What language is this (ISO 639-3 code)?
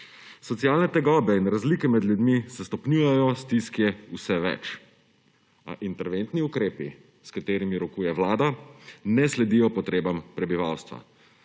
slv